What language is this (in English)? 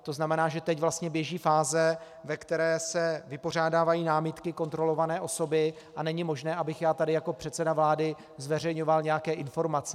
Czech